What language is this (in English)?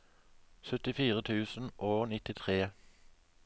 Norwegian